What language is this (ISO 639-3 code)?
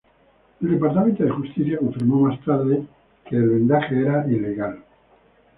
spa